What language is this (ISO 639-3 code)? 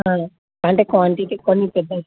tel